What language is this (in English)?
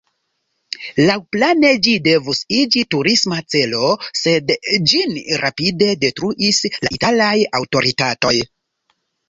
Esperanto